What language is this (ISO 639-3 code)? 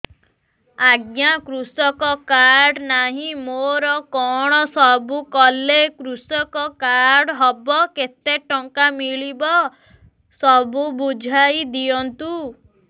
ori